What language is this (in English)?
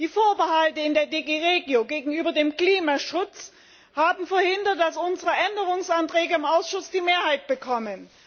German